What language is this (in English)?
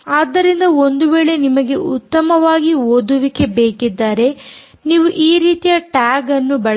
Kannada